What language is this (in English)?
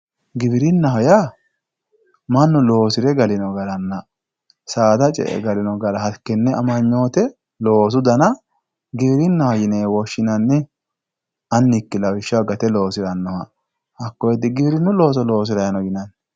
Sidamo